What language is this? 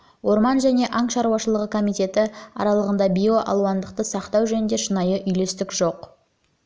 Kazakh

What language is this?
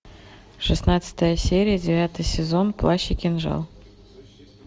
Russian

